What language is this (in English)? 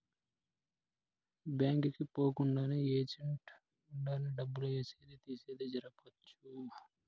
Telugu